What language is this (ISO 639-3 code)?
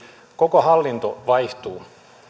fin